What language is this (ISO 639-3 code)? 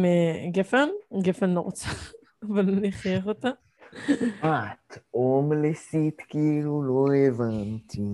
heb